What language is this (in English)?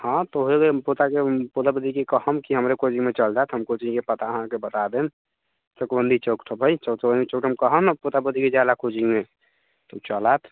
Maithili